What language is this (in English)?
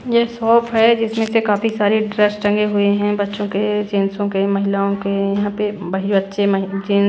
Hindi